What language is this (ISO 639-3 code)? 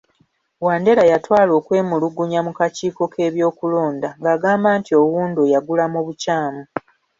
lug